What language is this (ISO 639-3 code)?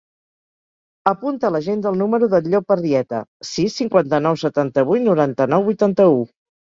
cat